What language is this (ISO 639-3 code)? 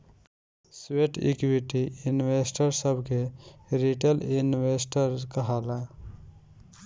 bho